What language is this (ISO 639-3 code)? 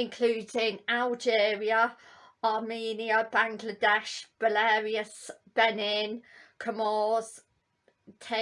eng